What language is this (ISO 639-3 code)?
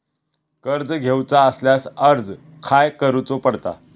mar